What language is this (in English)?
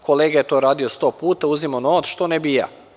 Serbian